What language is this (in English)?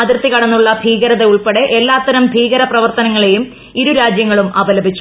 Malayalam